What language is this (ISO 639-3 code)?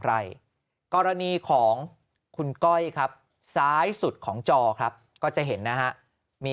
tha